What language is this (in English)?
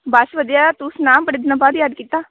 Punjabi